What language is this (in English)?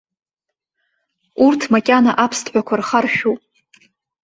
Abkhazian